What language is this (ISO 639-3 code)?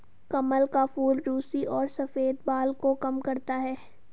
hin